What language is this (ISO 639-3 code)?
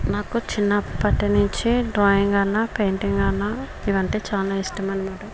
tel